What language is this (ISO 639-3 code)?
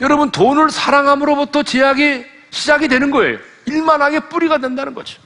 kor